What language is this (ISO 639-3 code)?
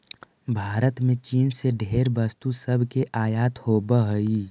mag